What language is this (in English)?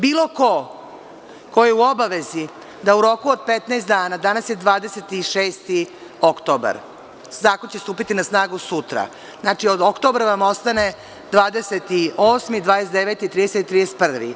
Serbian